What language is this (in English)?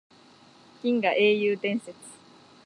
Japanese